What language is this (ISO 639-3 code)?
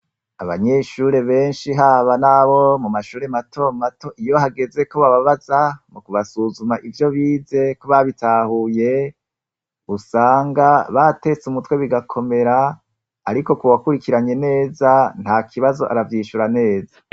run